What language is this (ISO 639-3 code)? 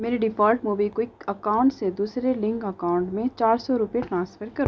urd